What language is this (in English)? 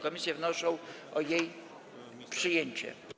Polish